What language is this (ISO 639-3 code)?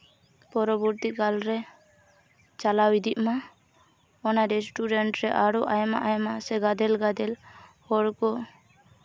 sat